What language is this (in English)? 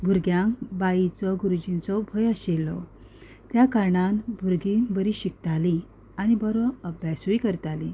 Konkani